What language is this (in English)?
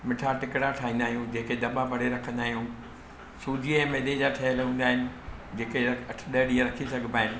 Sindhi